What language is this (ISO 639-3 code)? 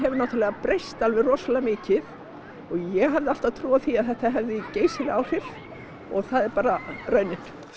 isl